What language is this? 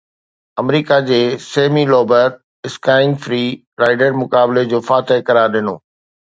Sindhi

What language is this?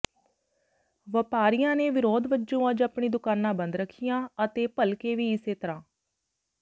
Punjabi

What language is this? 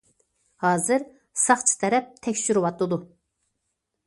Uyghur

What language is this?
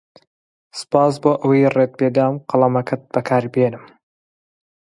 Central Kurdish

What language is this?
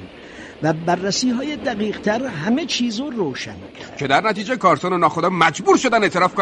Persian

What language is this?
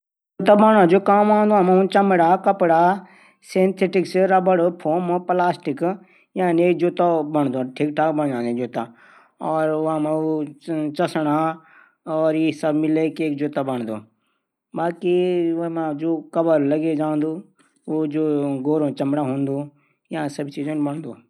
Garhwali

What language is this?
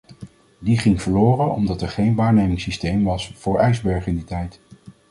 Dutch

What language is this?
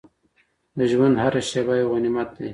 Pashto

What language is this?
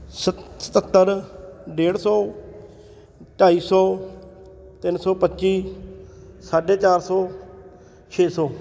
Punjabi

